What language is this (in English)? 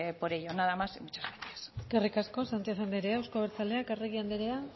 Basque